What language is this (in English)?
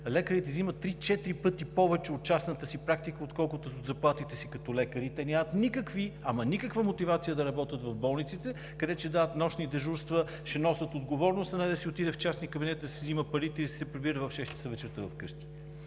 Bulgarian